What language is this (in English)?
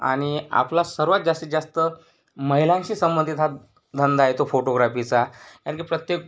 Marathi